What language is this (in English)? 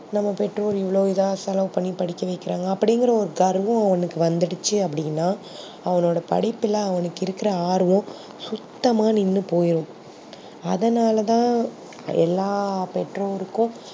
Tamil